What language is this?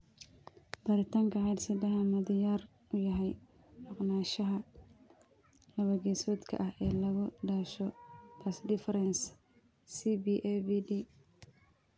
Somali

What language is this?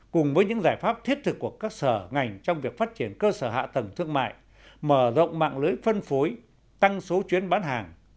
Vietnamese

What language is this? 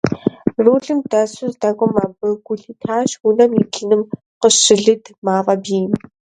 Kabardian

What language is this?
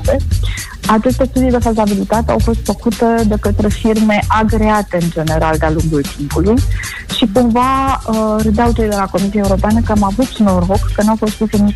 Romanian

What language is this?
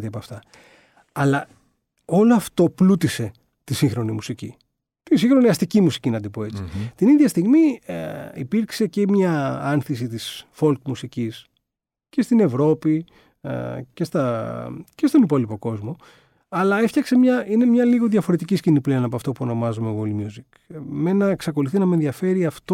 Greek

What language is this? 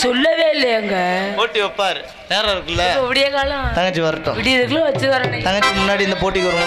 Arabic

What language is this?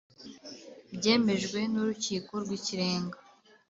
Kinyarwanda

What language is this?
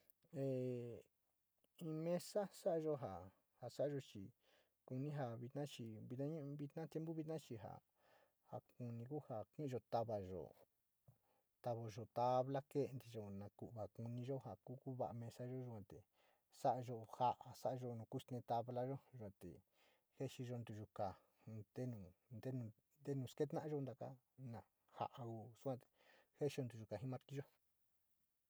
Sinicahua Mixtec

